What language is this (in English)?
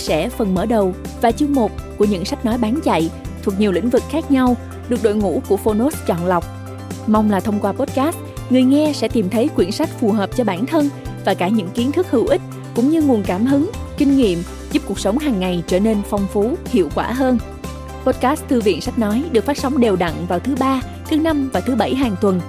Vietnamese